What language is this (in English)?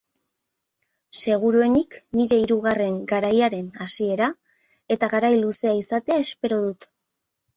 Basque